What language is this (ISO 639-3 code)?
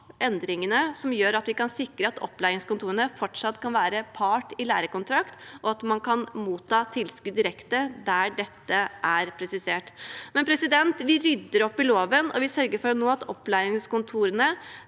nor